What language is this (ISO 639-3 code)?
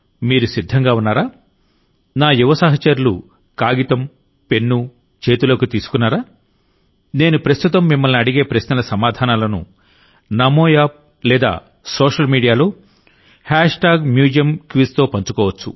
tel